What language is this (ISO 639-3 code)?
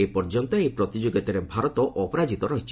ori